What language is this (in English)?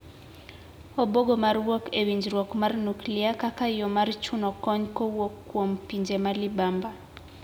Luo (Kenya and Tanzania)